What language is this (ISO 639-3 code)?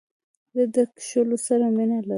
pus